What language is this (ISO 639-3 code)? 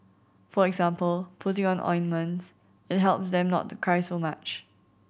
eng